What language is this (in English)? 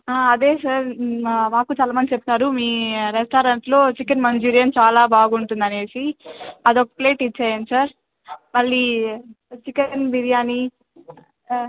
Telugu